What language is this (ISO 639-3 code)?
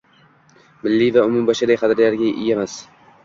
uzb